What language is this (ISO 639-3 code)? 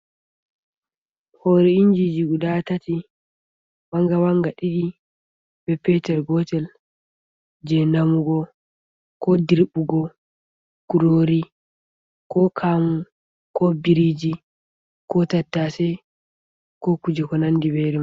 ful